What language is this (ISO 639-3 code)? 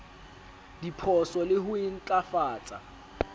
sot